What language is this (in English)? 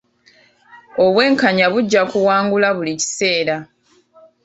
Ganda